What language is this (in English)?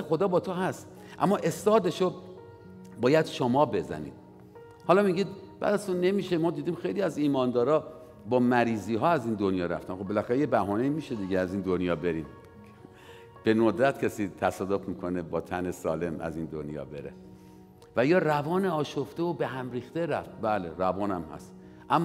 Persian